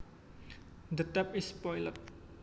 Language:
Javanese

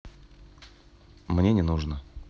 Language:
Russian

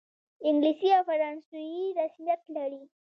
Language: Pashto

